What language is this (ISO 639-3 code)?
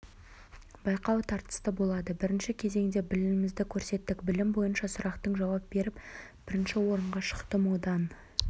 kaz